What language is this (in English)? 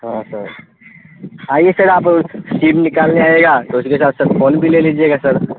Urdu